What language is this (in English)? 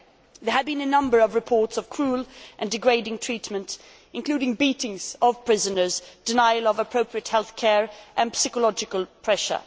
English